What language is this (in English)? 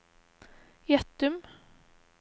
Norwegian